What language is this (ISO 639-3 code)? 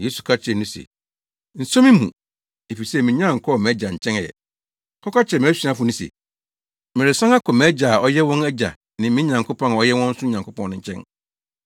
aka